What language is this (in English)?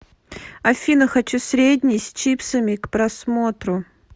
Russian